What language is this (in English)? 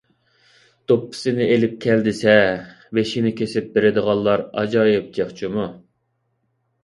Uyghur